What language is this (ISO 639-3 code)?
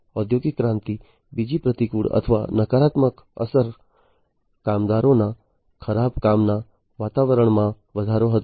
guj